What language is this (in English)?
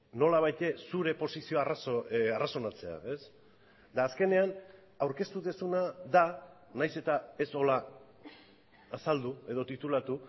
Basque